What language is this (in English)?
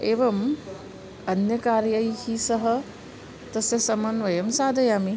Sanskrit